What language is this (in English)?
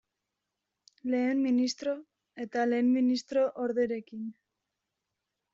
Basque